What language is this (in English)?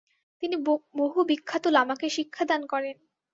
Bangla